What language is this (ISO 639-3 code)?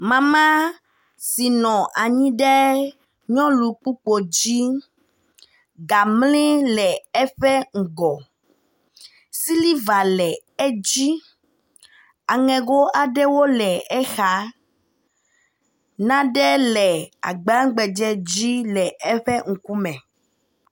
ewe